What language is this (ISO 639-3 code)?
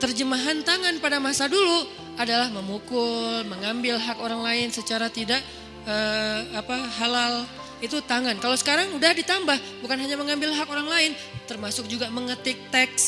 ind